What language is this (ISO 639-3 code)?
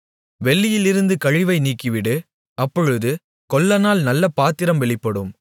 tam